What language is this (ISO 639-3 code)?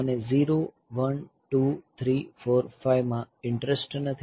guj